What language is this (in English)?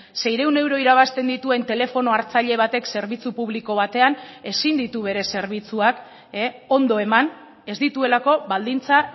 Basque